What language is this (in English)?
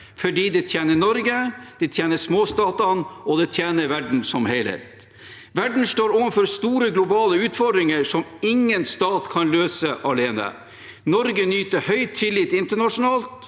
Norwegian